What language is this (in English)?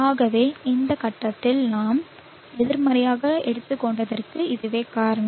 Tamil